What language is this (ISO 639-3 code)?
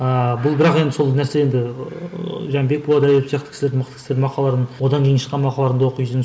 kaz